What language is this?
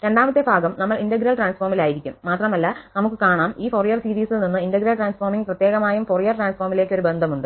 Malayalam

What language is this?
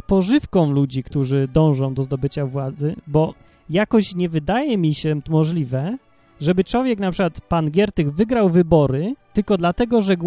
Polish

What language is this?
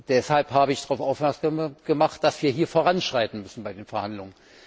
German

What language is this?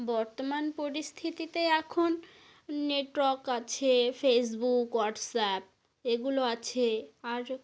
Bangla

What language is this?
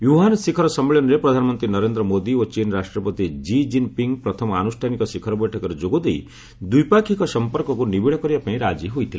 Odia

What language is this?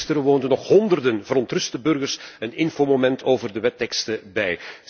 Dutch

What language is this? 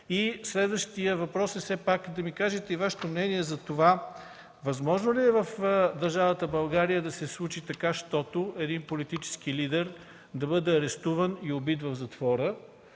Bulgarian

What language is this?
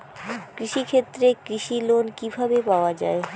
Bangla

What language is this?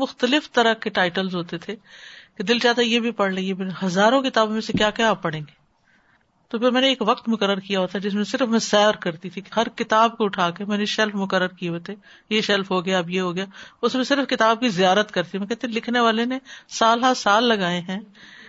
Urdu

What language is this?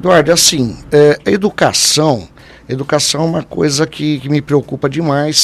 Portuguese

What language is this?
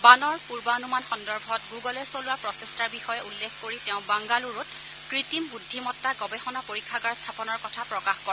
Assamese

